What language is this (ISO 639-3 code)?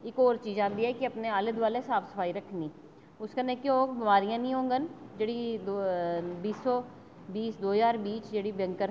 doi